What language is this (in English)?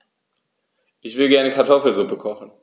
German